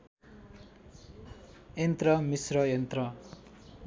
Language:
Nepali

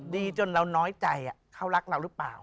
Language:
Thai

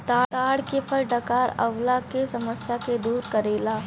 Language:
Bhojpuri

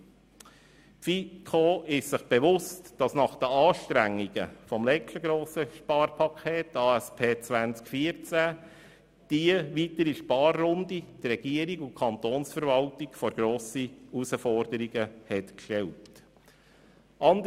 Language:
Swiss German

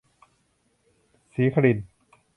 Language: Thai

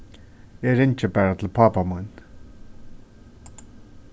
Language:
Faroese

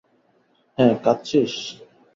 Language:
Bangla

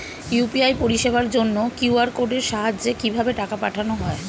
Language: Bangla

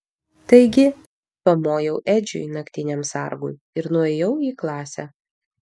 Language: Lithuanian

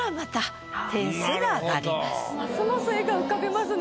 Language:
Japanese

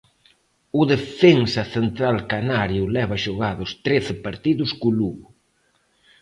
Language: Galician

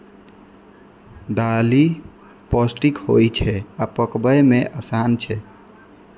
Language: Maithili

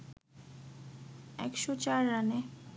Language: Bangla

